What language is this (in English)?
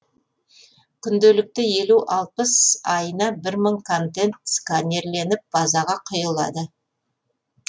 Kazakh